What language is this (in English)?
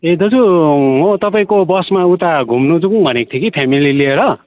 Nepali